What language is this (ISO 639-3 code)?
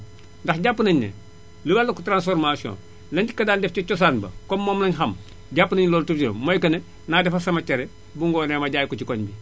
wol